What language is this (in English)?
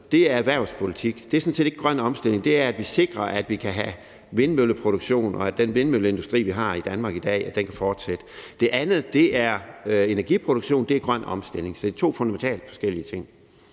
Danish